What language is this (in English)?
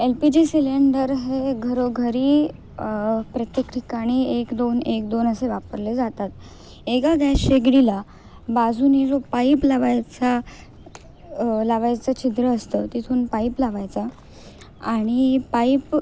Marathi